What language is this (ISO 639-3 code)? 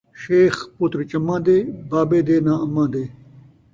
skr